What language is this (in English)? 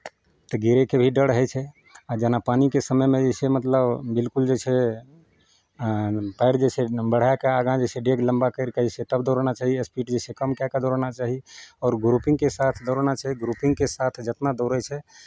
Maithili